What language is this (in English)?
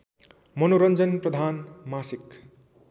Nepali